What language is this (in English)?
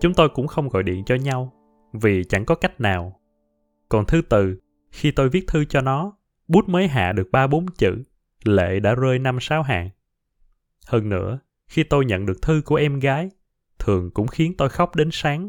Vietnamese